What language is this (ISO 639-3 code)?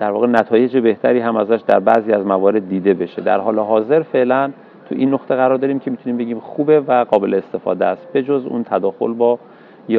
fas